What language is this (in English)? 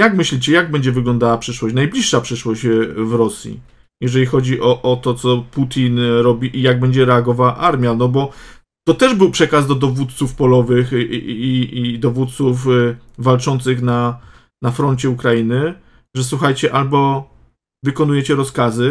Polish